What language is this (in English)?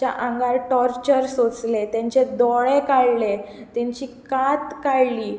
Konkani